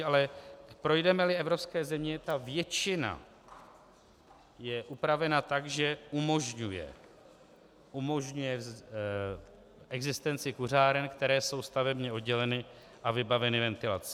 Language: Czech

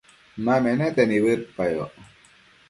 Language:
Matsés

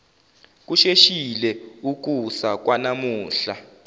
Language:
Zulu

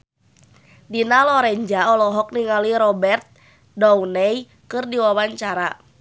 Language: Sundanese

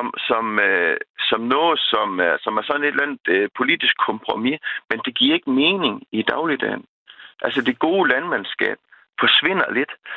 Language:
Danish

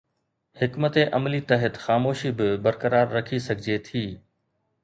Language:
Sindhi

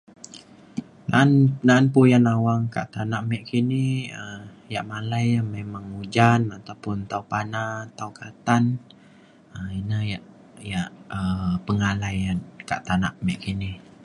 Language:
Mainstream Kenyah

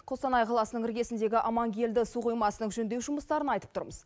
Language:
Kazakh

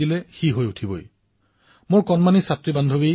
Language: Assamese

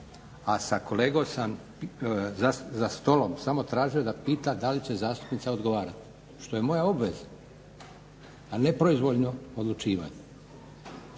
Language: Croatian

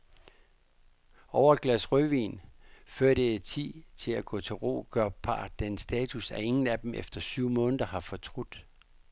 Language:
Danish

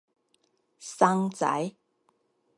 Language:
Min Nan Chinese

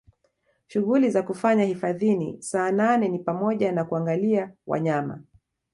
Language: Swahili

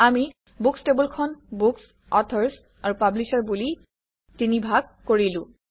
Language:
Assamese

